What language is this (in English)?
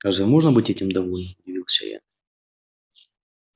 Russian